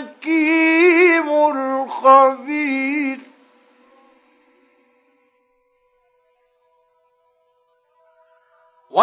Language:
Arabic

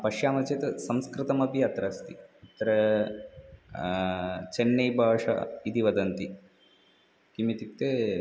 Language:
Sanskrit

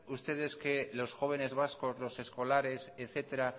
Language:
Spanish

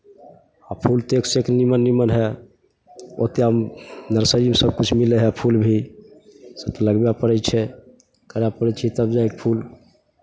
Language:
Maithili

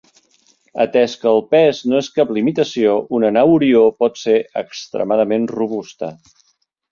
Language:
Catalan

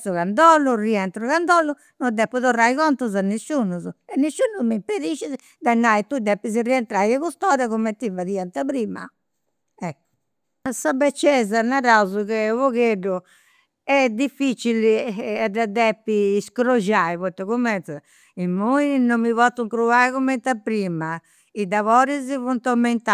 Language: Campidanese Sardinian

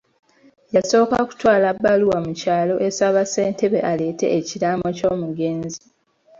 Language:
Ganda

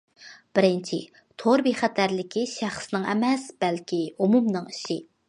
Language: Uyghur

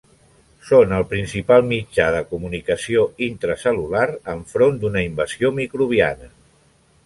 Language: Catalan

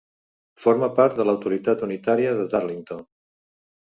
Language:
Catalan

